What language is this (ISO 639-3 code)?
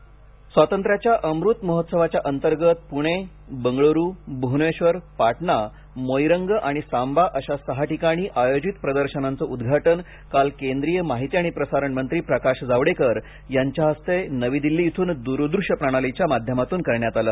mar